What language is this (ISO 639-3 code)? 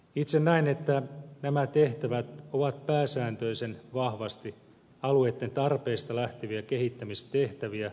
fin